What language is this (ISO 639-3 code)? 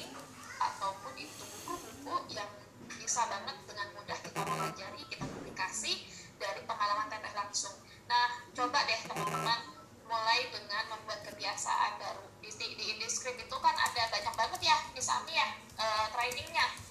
ind